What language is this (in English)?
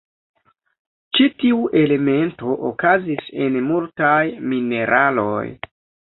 Esperanto